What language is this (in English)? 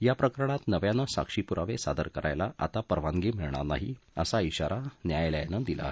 Marathi